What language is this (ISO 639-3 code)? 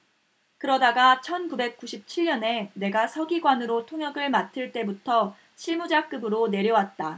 kor